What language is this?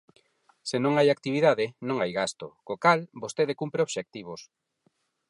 Galician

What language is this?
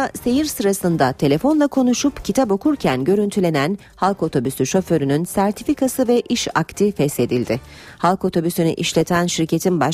Turkish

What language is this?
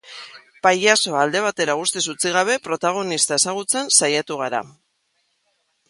Basque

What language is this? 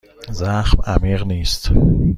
Persian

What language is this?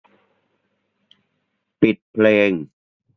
Thai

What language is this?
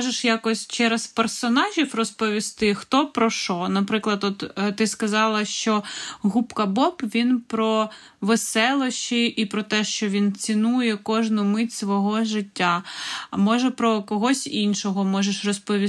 Ukrainian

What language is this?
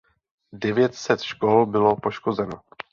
Czech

